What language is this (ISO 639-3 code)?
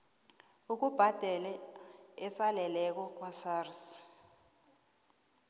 nbl